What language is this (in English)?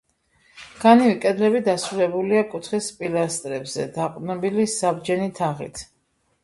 Georgian